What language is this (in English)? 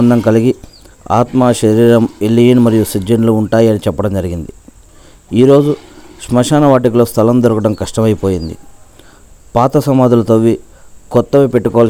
Telugu